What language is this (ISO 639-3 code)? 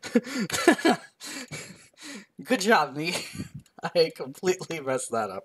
eng